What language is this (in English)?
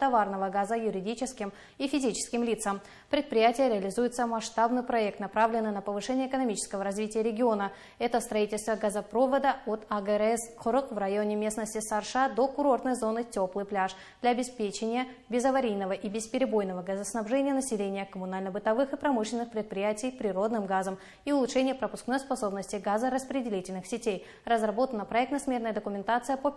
Russian